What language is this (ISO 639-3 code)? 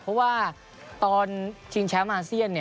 tha